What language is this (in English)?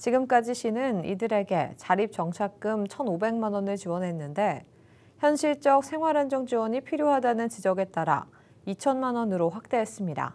Korean